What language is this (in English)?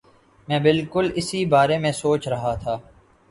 Urdu